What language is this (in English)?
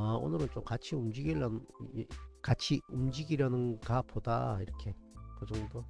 Korean